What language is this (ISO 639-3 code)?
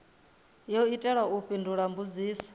ven